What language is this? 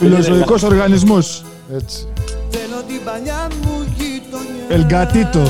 Greek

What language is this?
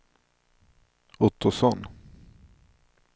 Swedish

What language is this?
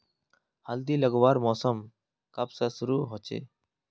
Magahi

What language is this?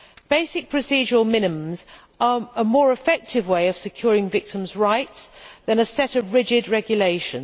English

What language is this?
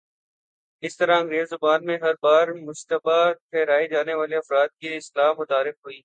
Urdu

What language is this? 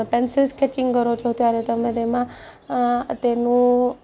Gujarati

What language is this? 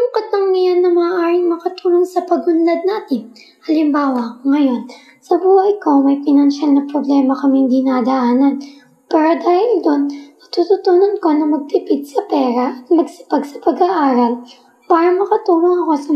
Filipino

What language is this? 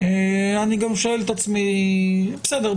Hebrew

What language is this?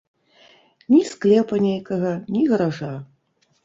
Belarusian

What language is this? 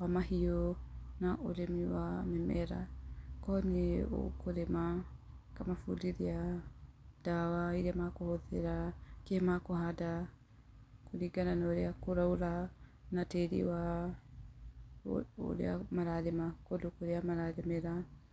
Kikuyu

